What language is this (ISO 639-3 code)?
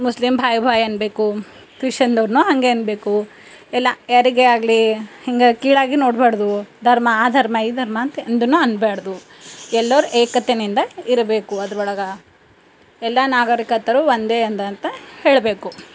kan